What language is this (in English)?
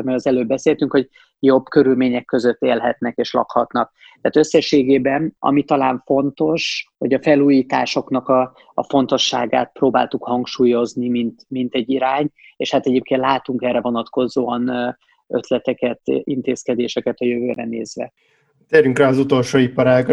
Hungarian